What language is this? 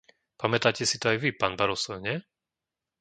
Slovak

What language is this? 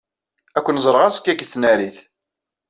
Kabyle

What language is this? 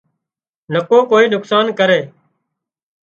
Wadiyara Koli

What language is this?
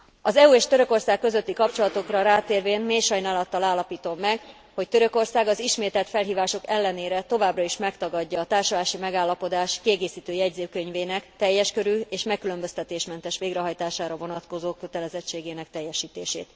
Hungarian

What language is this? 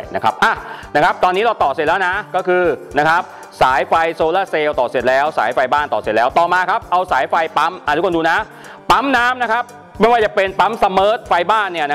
Thai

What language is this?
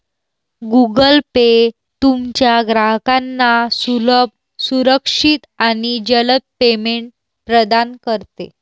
Marathi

